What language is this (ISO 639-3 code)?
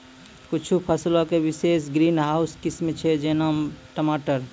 mai